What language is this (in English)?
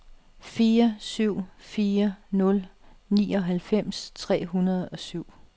Danish